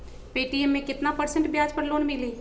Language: Magahi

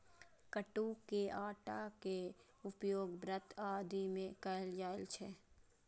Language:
Maithili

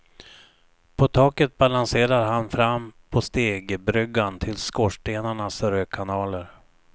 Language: Swedish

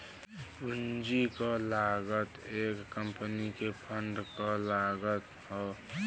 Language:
Bhojpuri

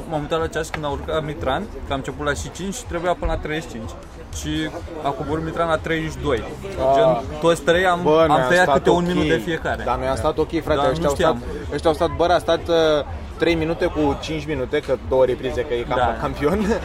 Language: Romanian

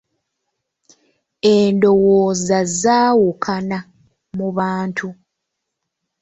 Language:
Ganda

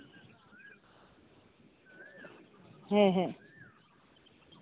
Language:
Santali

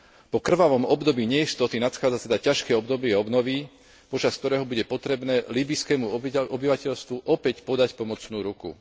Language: Slovak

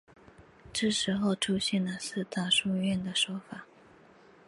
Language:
Chinese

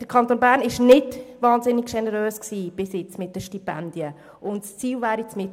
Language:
Swiss German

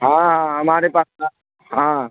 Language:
Urdu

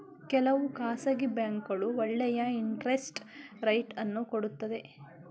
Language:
Kannada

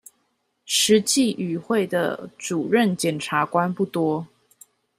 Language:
Chinese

